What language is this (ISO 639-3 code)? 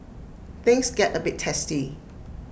eng